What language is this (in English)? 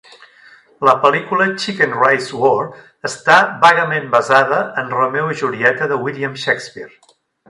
Catalan